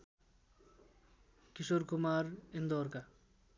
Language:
Nepali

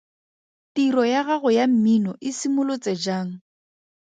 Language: Tswana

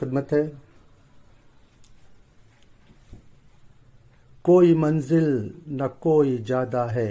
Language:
Urdu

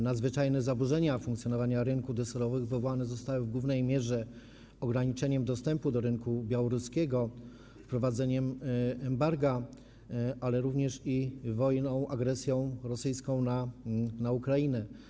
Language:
Polish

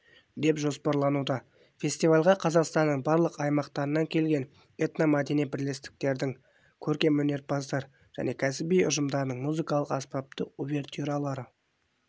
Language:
Kazakh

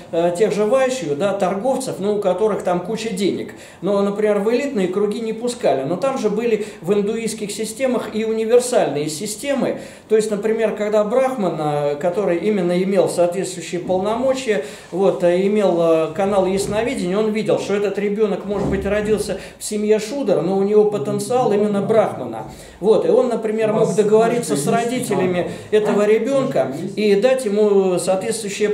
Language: Russian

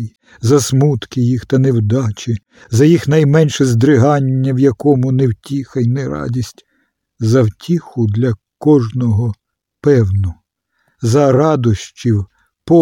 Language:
Ukrainian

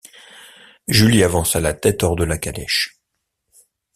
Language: French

